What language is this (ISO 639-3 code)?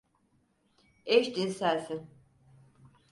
tur